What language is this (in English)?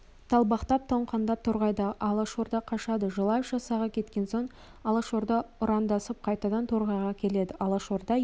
Kazakh